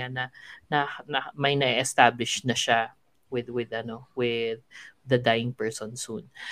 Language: Filipino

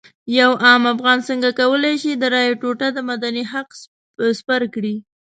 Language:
Pashto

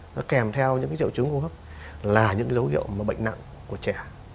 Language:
Vietnamese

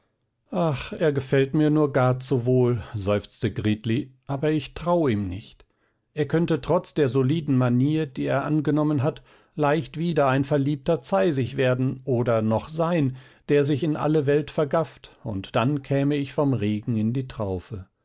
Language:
German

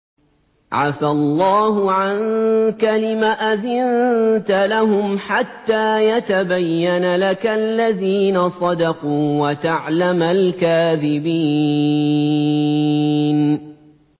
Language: Arabic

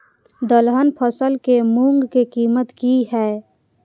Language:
Maithili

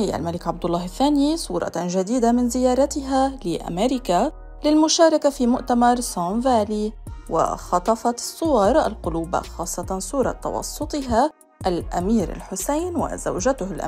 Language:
Arabic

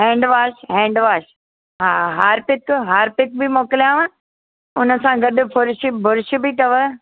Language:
Sindhi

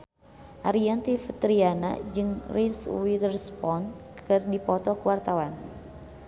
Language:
Sundanese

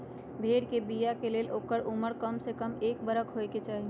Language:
Magahi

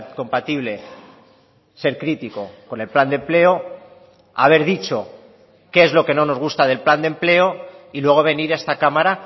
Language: Spanish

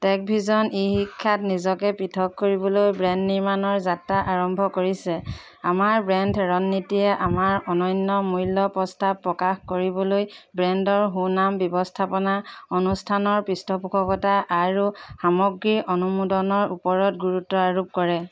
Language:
Assamese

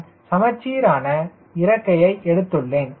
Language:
Tamil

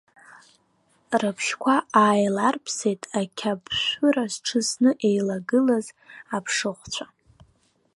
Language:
Abkhazian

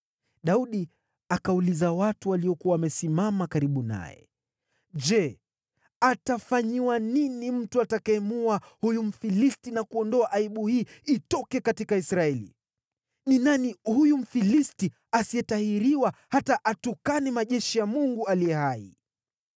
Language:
Swahili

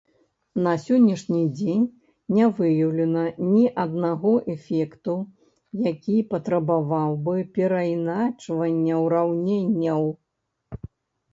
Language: Belarusian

